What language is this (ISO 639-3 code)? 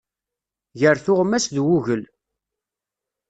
kab